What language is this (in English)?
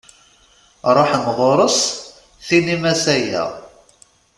Kabyle